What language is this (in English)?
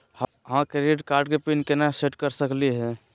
Magahi